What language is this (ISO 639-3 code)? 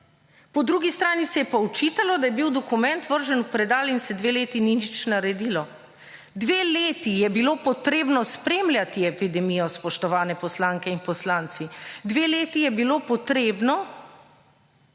slv